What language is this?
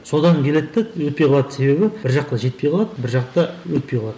Kazakh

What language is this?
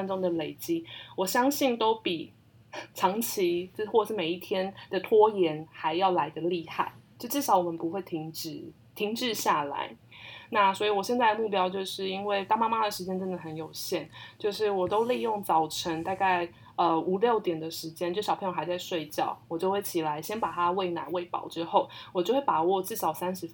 Chinese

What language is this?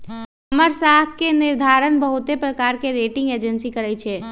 Magahi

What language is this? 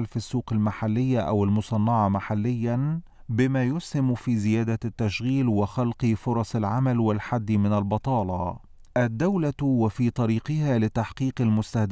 Arabic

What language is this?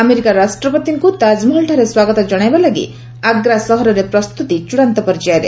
Odia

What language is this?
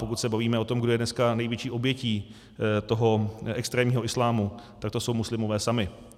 Czech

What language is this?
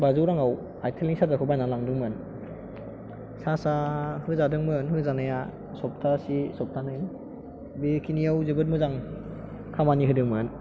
Bodo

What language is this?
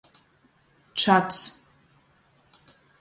Latgalian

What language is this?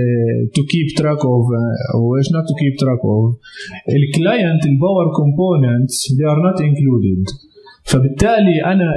Arabic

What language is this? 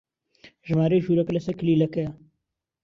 Central Kurdish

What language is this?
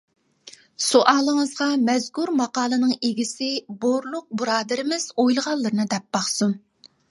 Uyghur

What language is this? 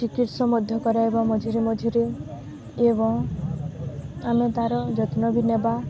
Odia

